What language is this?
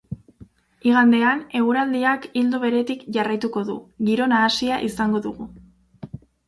Basque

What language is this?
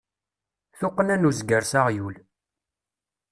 Kabyle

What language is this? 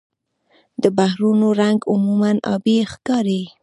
Pashto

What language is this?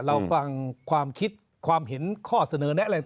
Thai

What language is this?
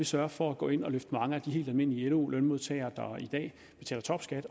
Danish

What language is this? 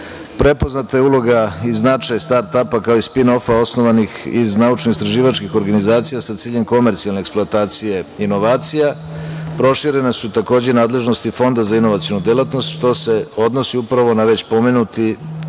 Serbian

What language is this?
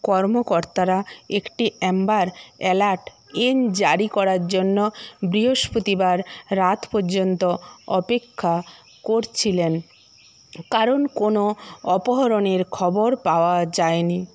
Bangla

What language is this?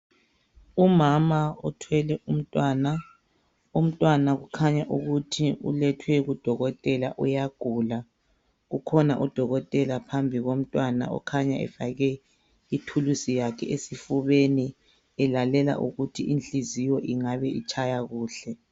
North Ndebele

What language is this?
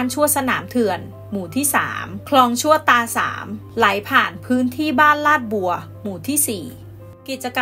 Thai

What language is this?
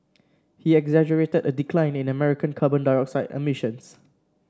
English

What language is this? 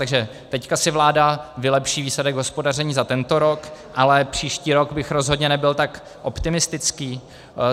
Czech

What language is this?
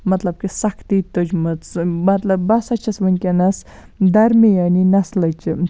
Kashmiri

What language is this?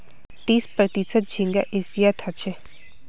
Magahi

